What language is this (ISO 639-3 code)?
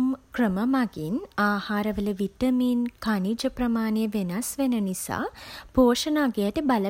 sin